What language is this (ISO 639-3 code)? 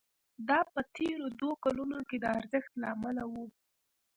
pus